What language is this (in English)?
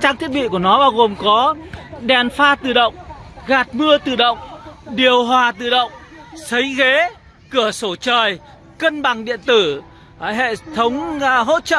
Vietnamese